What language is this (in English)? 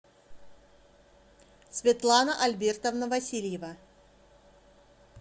Russian